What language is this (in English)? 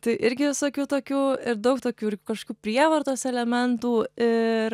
Lithuanian